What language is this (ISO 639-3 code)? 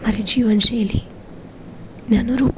guj